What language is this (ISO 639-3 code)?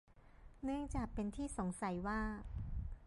tha